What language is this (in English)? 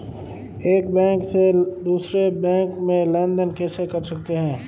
Hindi